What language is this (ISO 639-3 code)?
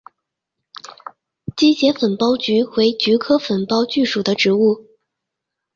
zho